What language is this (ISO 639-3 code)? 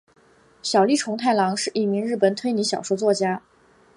zho